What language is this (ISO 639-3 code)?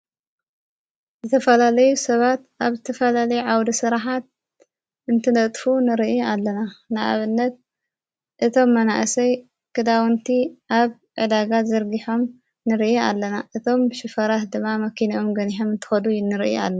tir